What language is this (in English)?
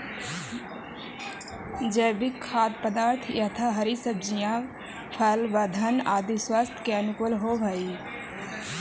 Magahi